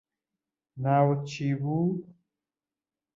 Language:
Central Kurdish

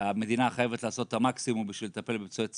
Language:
Hebrew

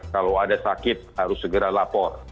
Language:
Indonesian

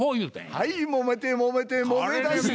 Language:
Japanese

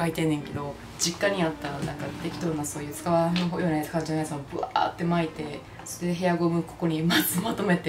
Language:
Japanese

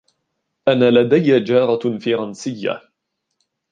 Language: Arabic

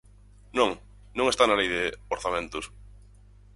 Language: Galician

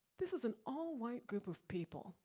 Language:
English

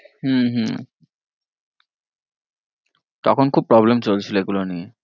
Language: Bangla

